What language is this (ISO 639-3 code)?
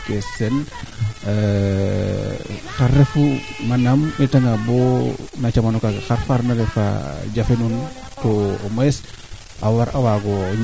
srr